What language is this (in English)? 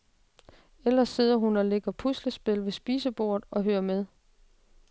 Danish